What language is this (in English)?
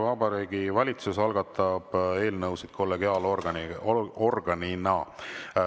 Estonian